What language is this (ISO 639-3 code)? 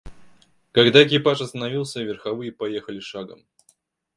rus